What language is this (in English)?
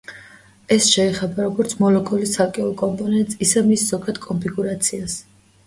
Georgian